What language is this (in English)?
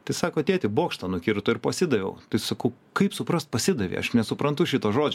Lithuanian